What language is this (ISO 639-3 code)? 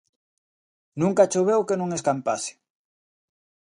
glg